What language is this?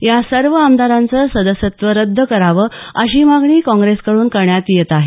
Marathi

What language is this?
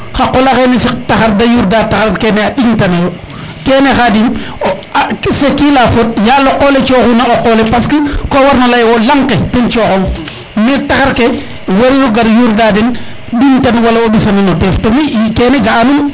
Serer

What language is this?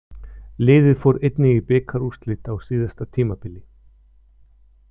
Icelandic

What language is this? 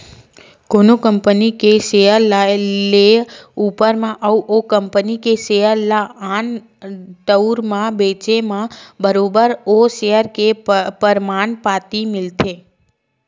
Chhattisgarhi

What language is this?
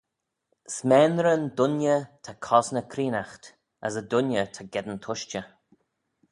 Manx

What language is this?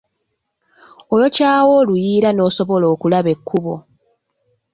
Ganda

